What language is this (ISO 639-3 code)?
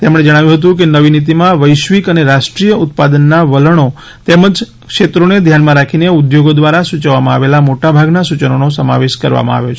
guj